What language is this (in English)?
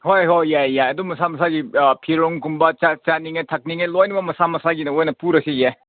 Manipuri